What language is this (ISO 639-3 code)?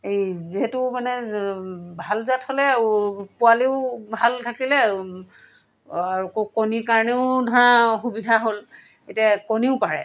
asm